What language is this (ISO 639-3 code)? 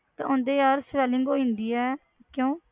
pan